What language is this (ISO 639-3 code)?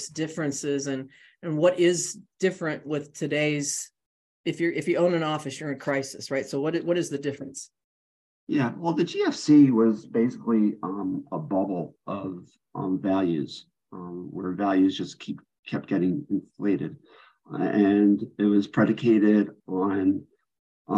eng